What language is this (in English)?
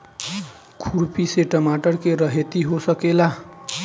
Bhojpuri